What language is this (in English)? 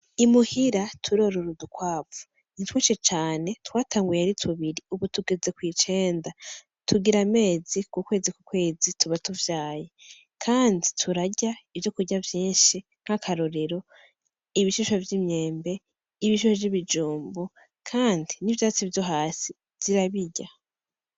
Rundi